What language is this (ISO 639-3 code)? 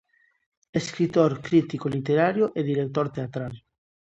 glg